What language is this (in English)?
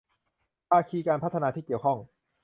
Thai